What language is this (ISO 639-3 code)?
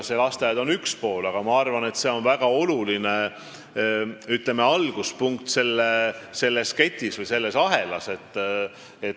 est